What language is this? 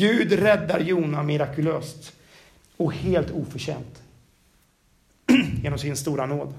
Swedish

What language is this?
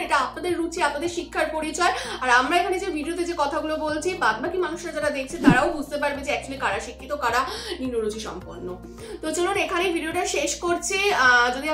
Bangla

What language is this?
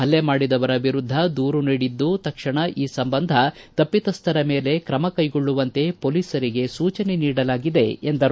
Kannada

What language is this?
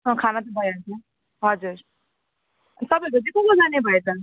Nepali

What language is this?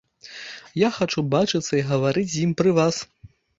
Belarusian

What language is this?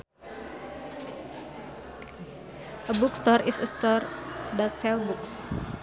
Sundanese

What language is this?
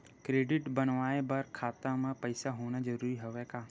Chhattisgarhi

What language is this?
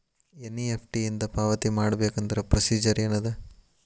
Kannada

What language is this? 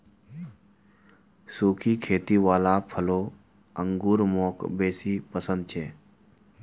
Magahi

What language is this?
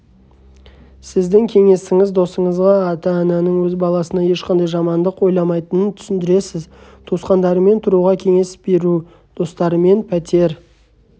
Kazakh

